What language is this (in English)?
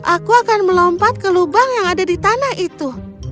Indonesian